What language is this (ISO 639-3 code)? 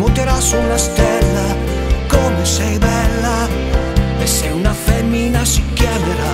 ita